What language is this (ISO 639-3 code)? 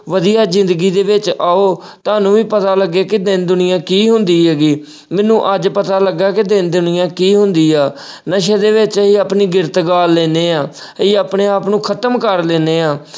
pan